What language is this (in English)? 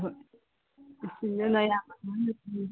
Manipuri